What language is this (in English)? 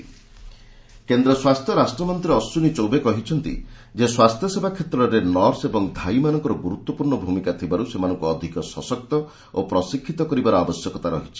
Odia